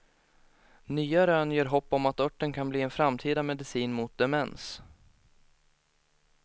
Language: Swedish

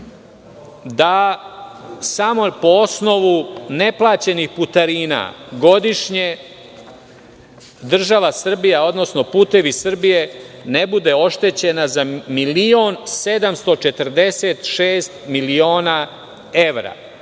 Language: Serbian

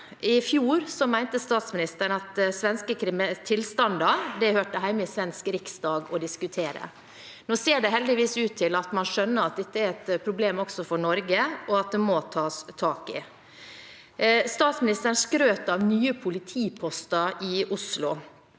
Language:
Norwegian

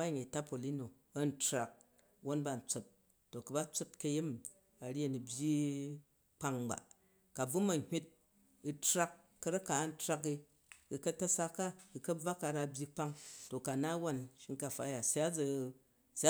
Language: Jju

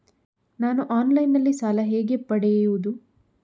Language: Kannada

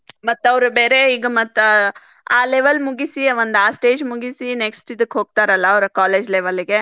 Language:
Kannada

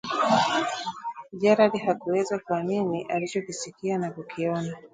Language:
Swahili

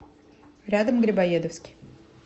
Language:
Russian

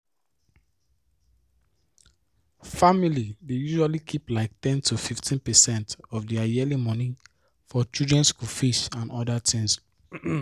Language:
Nigerian Pidgin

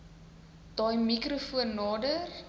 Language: Afrikaans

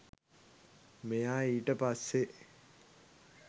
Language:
Sinhala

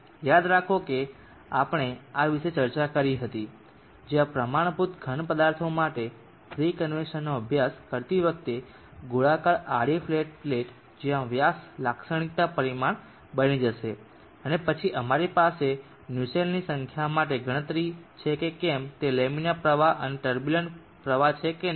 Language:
Gujarati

